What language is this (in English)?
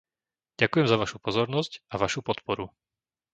Slovak